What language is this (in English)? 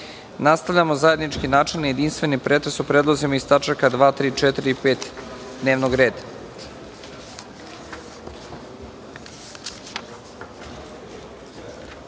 Serbian